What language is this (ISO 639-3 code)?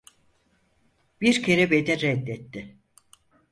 tur